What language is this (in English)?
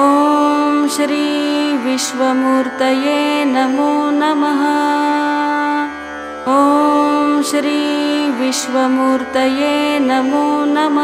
Marathi